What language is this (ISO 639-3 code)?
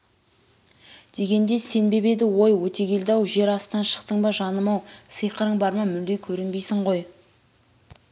kaz